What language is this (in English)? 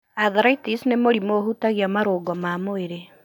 Kikuyu